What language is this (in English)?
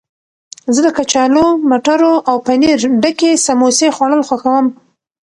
Pashto